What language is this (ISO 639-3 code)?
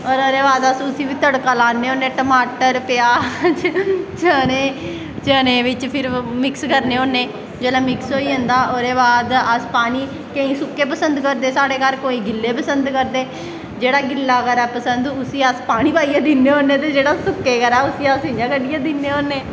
doi